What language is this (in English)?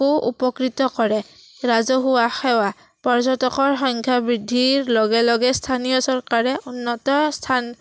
Assamese